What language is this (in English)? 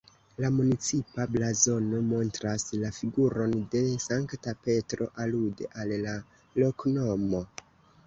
Esperanto